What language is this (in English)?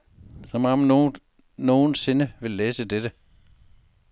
Danish